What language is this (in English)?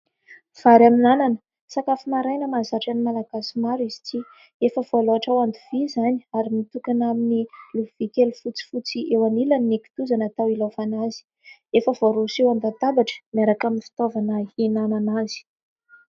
Malagasy